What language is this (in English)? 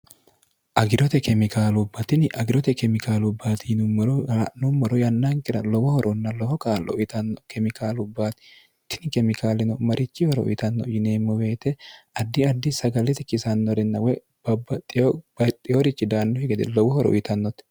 Sidamo